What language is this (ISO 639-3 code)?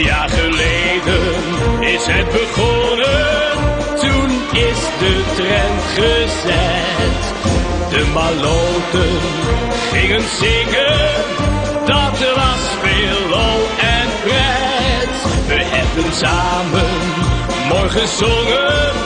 nld